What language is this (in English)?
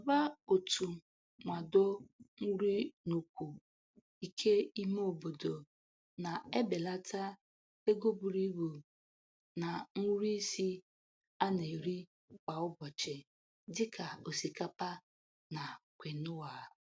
Igbo